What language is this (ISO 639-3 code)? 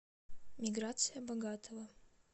rus